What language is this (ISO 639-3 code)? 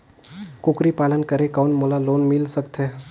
hne